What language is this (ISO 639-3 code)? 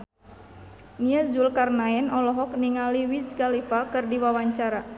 sun